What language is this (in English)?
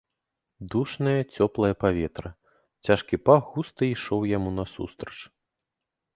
Belarusian